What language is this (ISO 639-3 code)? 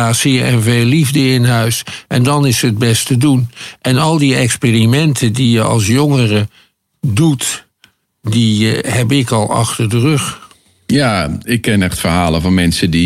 nld